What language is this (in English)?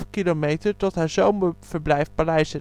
Dutch